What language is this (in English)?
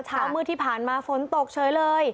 Thai